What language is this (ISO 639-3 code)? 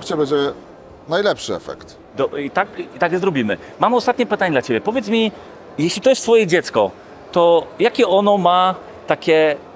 pol